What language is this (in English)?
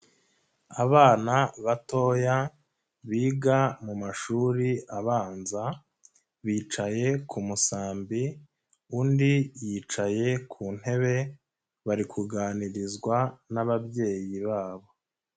Kinyarwanda